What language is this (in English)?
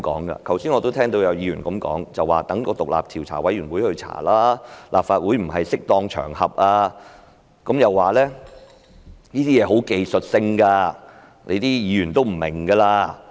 Cantonese